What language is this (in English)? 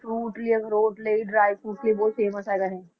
Punjabi